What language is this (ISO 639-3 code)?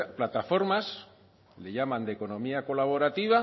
spa